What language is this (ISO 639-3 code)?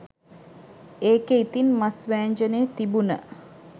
sin